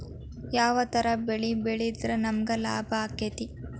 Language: Kannada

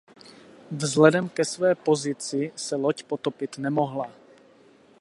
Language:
Czech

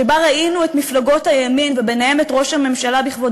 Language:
Hebrew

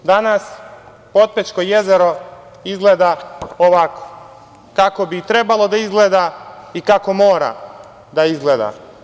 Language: Serbian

